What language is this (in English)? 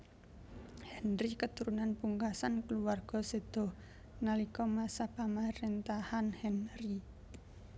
Javanese